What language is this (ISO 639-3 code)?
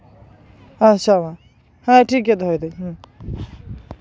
sat